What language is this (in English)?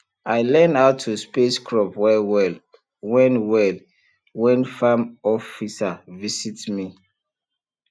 Nigerian Pidgin